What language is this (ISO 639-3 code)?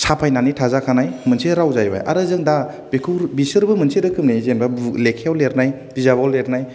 brx